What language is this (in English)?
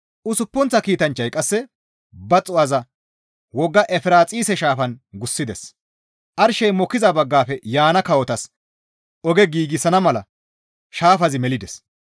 Gamo